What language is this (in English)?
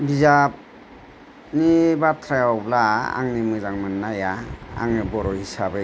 Bodo